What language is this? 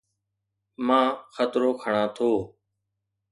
Sindhi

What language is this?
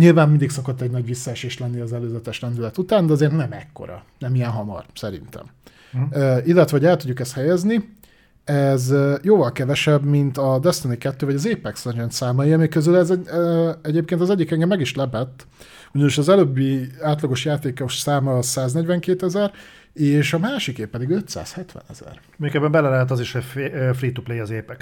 Hungarian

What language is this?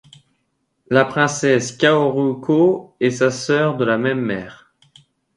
French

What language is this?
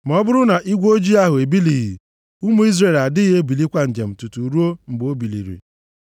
Igbo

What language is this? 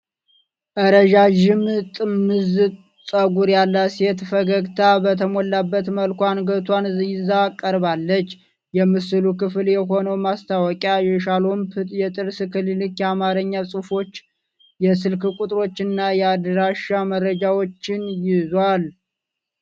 Amharic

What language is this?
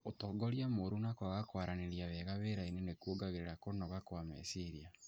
Kikuyu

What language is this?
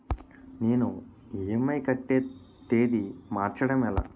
Telugu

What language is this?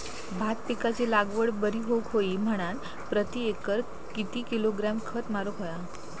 Marathi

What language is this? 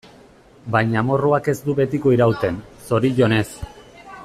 Basque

